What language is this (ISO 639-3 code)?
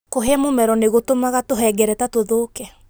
kik